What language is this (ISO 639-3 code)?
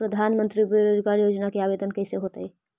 mag